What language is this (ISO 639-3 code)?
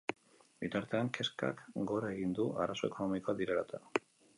eus